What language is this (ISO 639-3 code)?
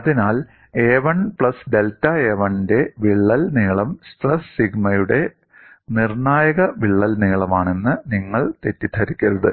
mal